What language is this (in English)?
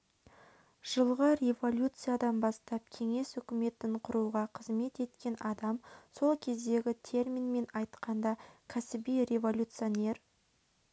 Kazakh